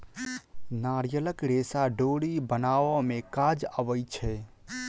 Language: Maithili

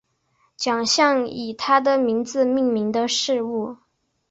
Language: Chinese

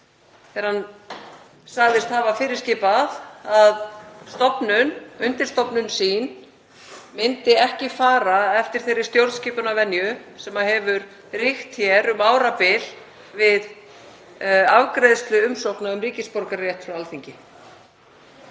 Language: Icelandic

